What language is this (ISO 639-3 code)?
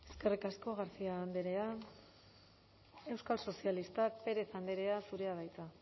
eus